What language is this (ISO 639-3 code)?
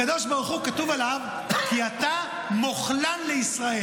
heb